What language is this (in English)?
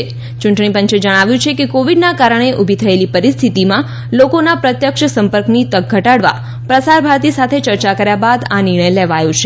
Gujarati